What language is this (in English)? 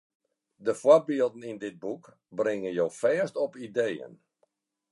Western Frisian